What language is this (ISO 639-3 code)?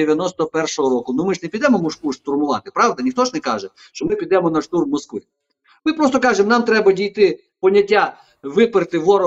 ukr